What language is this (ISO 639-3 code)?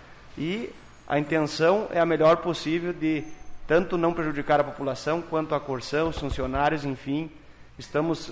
por